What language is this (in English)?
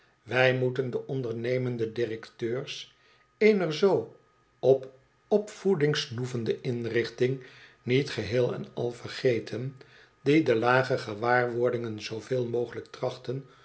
Dutch